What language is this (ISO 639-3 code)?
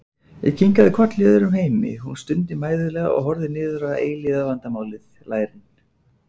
isl